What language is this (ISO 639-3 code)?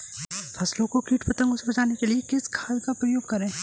hin